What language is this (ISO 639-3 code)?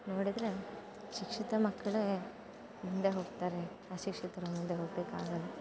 kan